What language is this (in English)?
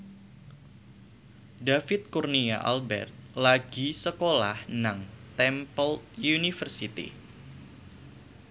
Javanese